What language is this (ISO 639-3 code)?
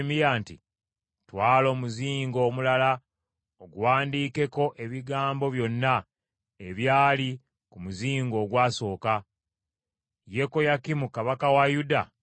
lug